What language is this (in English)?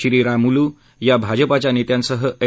Marathi